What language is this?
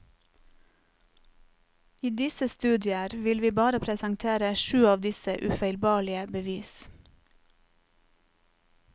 Norwegian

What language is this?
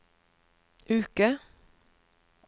Norwegian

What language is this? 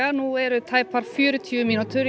Icelandic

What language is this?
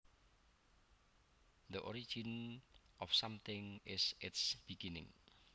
Javanese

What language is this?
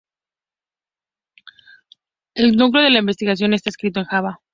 Spanish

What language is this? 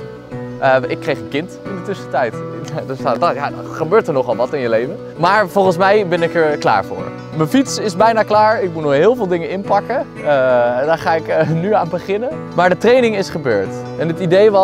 Dutch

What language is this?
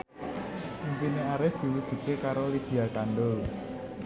Javanese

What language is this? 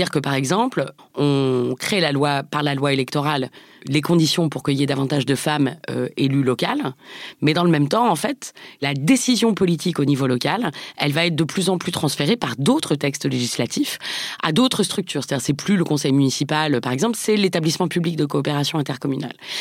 French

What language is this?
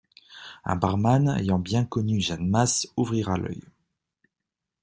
French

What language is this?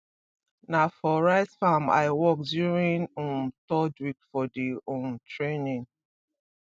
Nigerian Pidgin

